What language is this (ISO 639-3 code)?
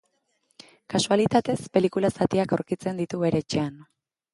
eus